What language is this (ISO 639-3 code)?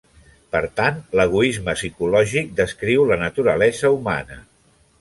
cat